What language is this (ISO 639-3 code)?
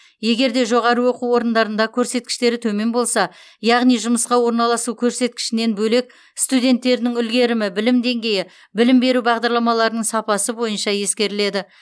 kaz